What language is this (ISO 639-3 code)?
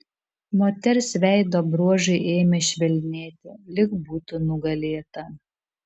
lit